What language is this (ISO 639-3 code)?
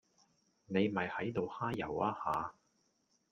yue